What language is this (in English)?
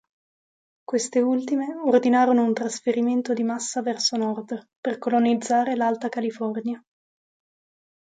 Italian